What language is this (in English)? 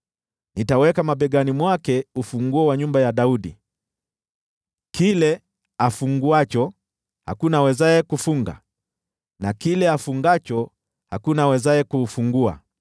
Swahili